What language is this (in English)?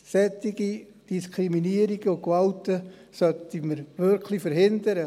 Swiss German